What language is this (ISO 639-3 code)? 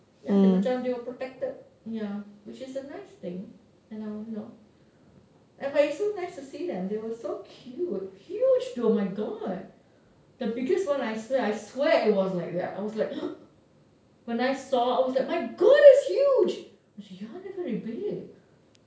eng